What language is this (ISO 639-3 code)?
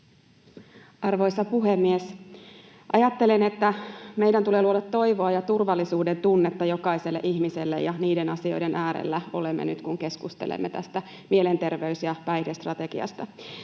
fin